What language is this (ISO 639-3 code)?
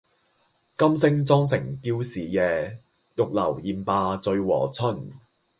yue